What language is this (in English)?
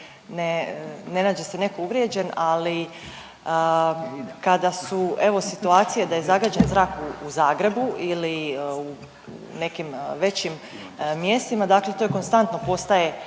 Croatian